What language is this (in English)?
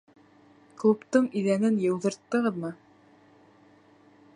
Bashkir